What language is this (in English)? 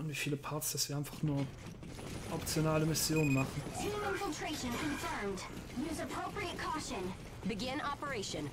German